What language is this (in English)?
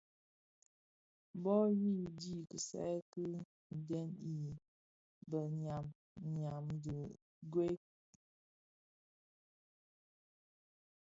Bafia